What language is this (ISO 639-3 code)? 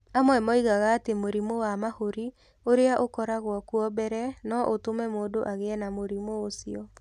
kik